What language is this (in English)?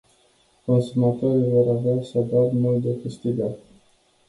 Romanian